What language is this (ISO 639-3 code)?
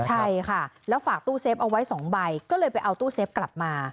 tha